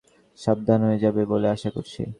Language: Bangla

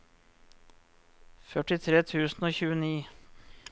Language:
Norwegian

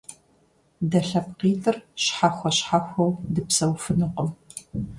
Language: Kabardian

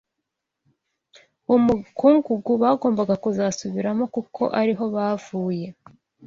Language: Kinyarwanda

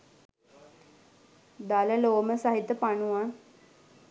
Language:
Sinhala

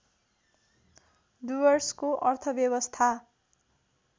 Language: Nepali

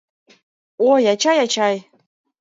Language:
Mari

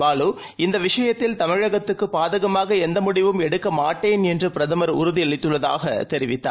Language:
Tamil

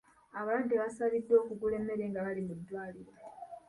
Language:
Ganda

